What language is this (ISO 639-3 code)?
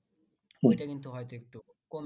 ben